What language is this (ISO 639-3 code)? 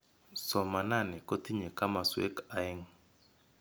kln